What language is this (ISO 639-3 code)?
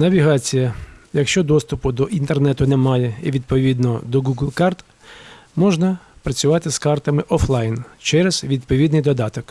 ukr